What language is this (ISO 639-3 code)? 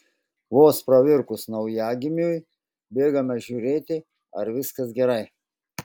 lit